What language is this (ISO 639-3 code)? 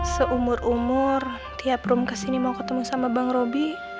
ind